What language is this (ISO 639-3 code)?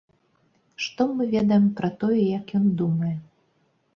bel